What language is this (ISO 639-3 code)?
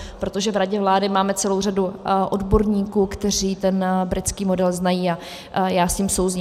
ces